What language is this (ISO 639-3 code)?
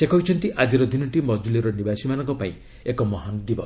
ori